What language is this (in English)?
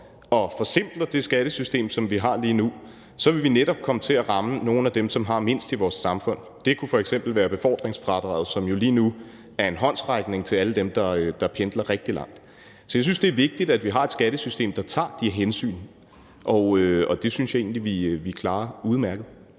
Danish